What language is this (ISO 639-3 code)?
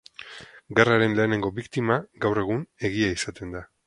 eus